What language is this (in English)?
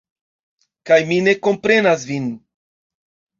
Esperanto